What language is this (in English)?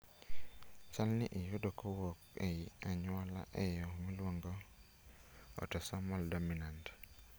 Luo (Kenya and Tanzania)